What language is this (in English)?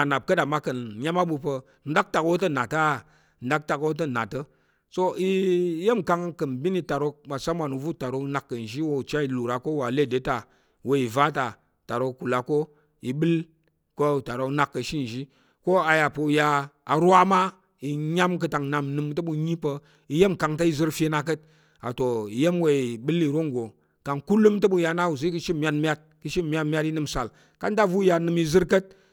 Tarok